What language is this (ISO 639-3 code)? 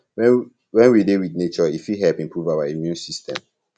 pcm